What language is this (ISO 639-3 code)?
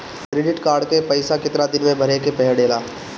bho